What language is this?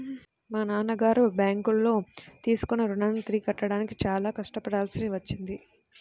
Telugu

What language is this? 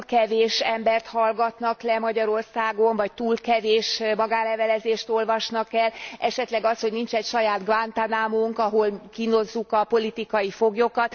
Hungarian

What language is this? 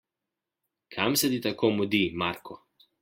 Slovenian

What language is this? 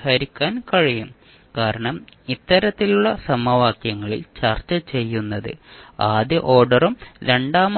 Malayalam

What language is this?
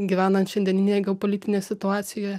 Lithuanian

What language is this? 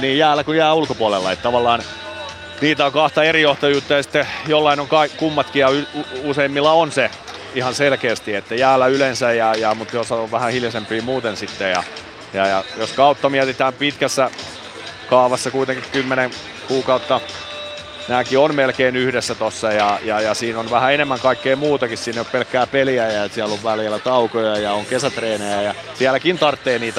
Finnish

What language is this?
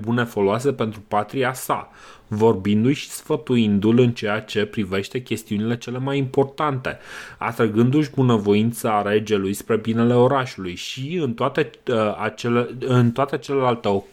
Romanian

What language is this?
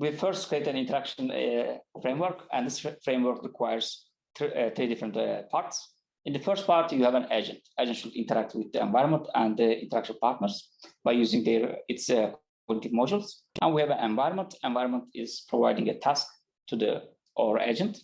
English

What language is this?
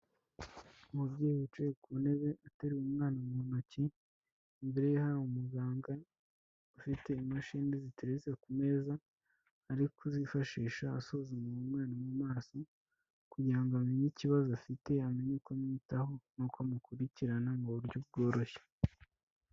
Kinyarwanda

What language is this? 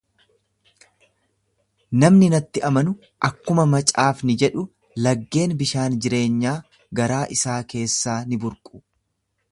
Oromo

